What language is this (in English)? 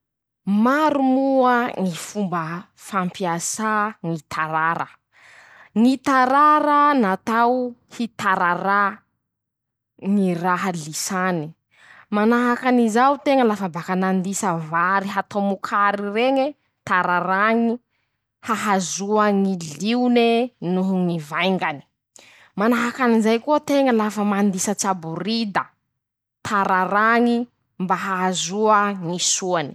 Masikoro Malagasy